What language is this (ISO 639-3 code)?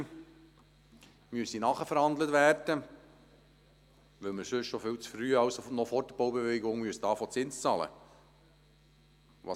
gsw